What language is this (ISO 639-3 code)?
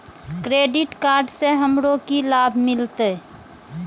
mai